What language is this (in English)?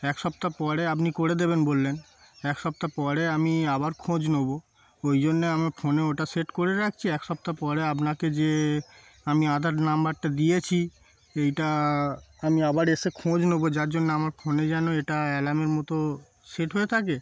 Bangla